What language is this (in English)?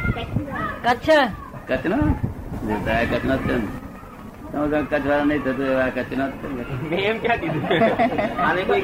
Gujarati